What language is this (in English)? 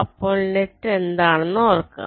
Malayalam